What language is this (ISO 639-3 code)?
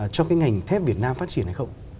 vie